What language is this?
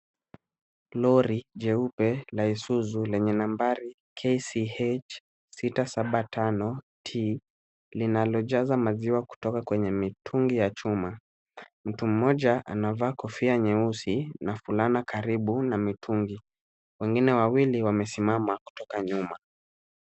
Swahili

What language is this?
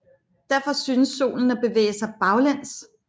Danish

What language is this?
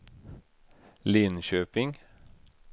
Swedish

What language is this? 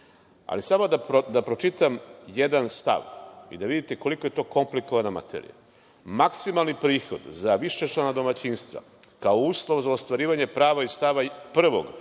Serbian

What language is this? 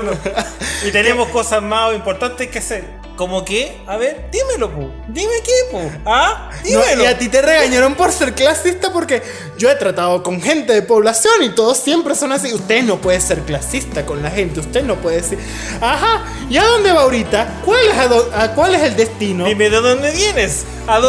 Spanish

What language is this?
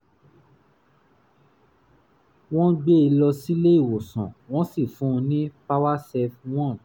Yoruba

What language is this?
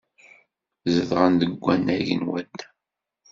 Kabyle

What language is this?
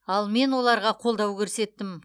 Kazakh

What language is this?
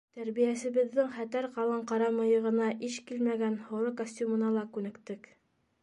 Bashkir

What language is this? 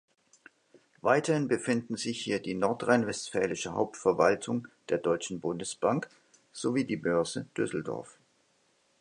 German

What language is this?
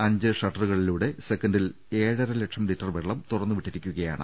Malayalam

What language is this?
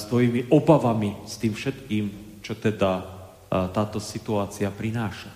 Slovak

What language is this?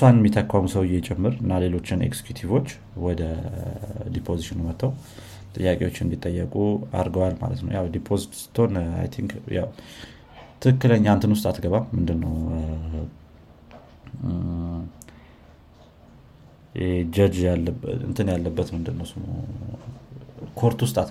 Amharic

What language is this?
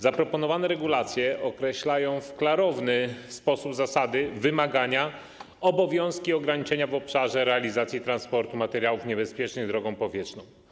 Polish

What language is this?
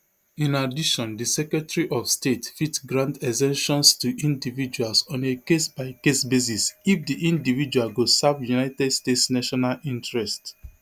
Nigerian Pidgin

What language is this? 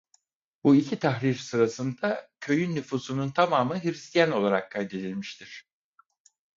Turkish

